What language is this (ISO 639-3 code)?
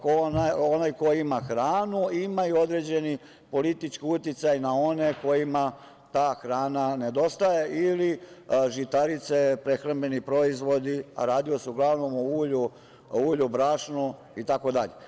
srp